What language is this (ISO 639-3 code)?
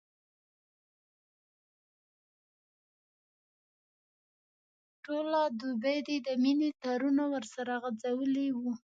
pus